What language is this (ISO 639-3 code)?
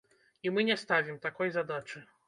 bel